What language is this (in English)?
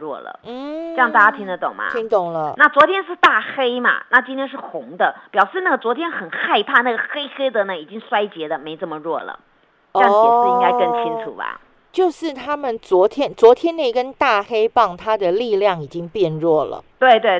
Chinese